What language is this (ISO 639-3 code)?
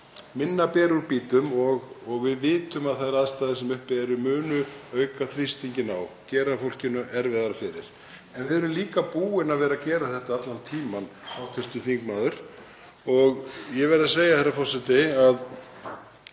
isl